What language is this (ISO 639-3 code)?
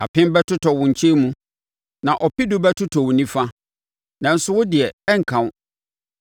aka